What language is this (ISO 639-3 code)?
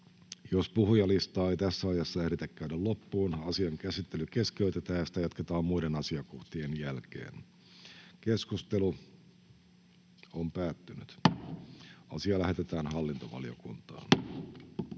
fin